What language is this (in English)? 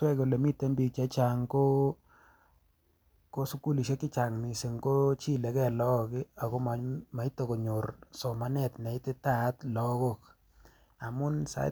Kalenjin